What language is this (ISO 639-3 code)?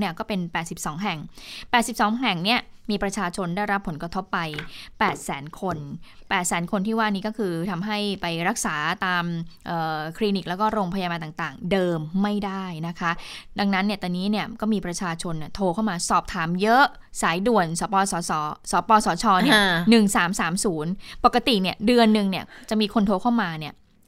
tha